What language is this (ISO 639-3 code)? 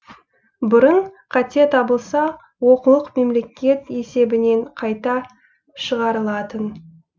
kaz